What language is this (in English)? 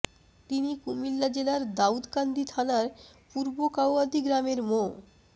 Bangla